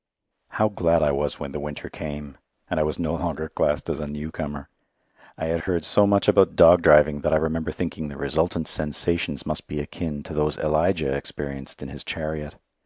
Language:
English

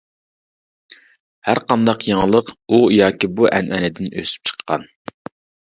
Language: Uyghur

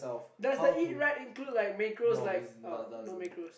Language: English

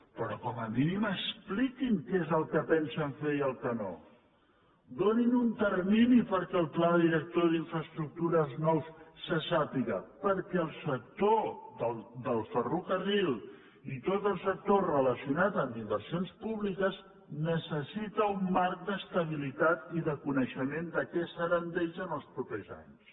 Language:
Catalan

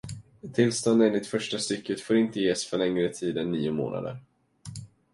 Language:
Swedish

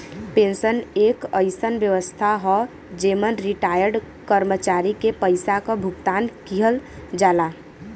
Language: Bhojpuri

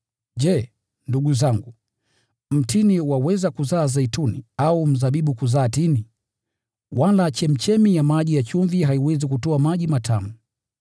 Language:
Swahili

